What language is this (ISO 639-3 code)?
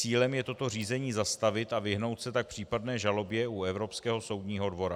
ces